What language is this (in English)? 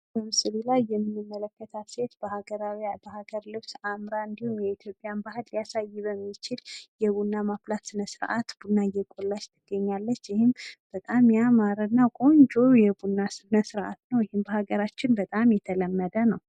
Amharic